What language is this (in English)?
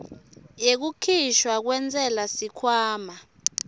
Swati